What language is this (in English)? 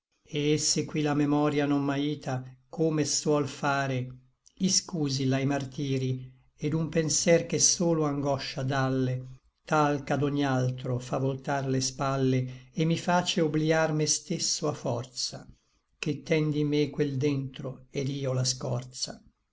Italian